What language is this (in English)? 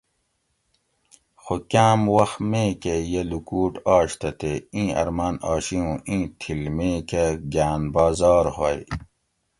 Gawri